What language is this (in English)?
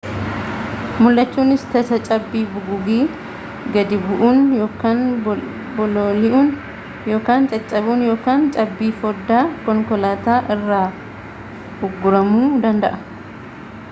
Oromo